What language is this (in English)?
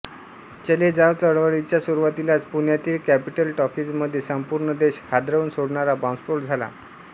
Marathi